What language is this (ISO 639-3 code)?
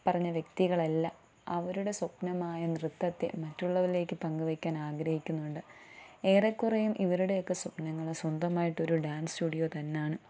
mal